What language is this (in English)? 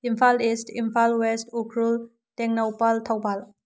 Manipuri